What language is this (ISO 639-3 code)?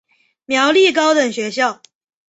zho